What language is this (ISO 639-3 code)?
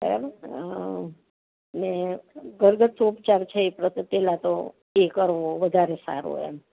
guj